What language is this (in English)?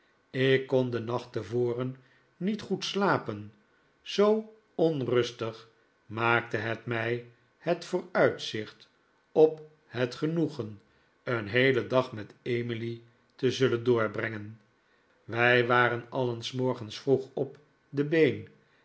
Dutch